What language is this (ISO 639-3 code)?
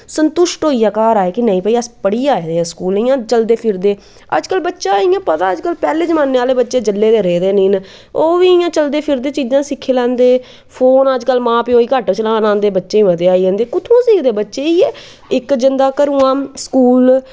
doi